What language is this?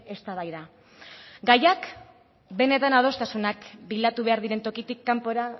Basque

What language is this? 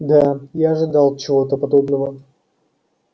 Russian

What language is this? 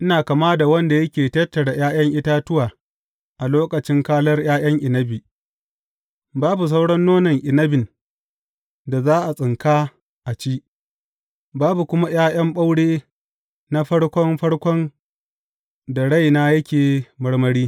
Hausa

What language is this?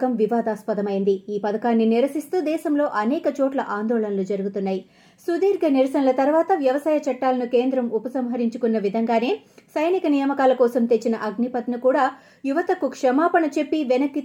Telugu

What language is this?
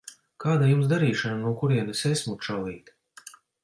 Latvian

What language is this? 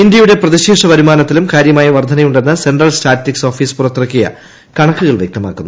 Malayalam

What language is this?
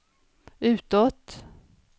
Swedish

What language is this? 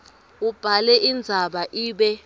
Swati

